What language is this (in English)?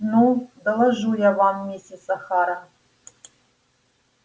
Russian